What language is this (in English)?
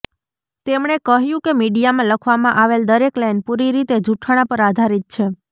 Gujarati